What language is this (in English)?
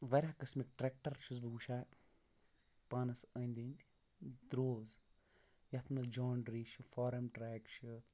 Kashmiri